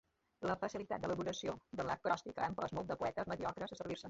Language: Catalan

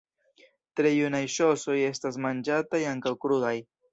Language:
Esperanto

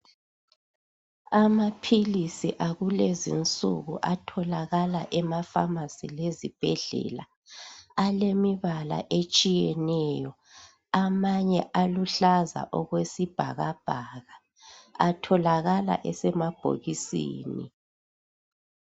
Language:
North Ndebele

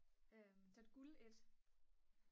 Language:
Danish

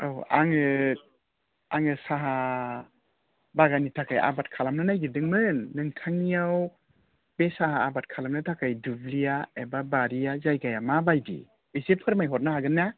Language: Bodo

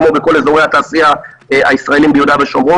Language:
Hebrew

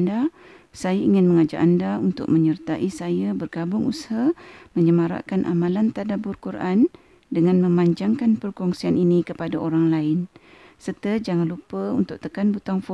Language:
Malay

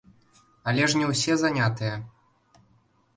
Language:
Belarusian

